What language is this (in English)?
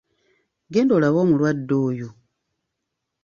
Ganda